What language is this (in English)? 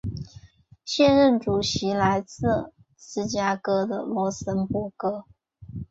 Chinese